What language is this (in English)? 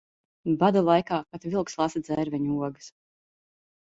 Latvian